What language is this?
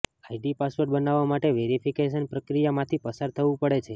Gujarati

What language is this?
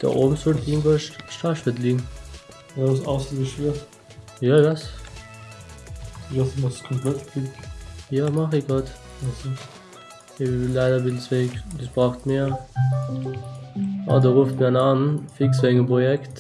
German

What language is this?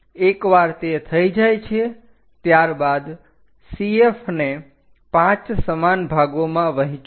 Gujarati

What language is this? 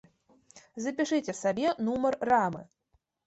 Belarusian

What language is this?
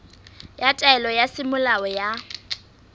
Southern Sotho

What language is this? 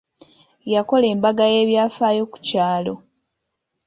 Ganda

